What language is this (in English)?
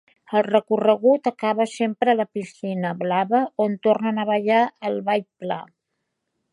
Catalan